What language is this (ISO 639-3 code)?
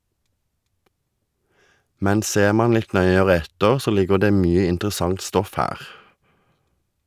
nor